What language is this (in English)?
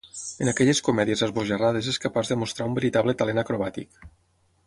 Catalan